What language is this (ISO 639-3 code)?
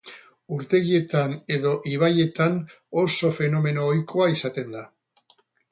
eus